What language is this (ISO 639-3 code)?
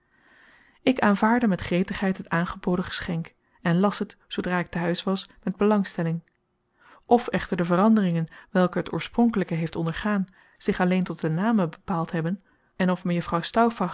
nld